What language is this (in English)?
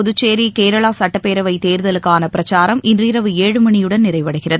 Tamil